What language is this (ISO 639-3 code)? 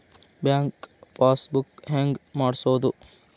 kan